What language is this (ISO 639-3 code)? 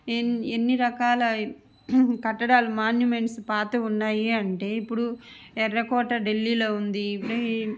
tel